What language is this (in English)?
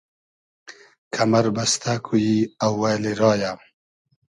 Hazaragi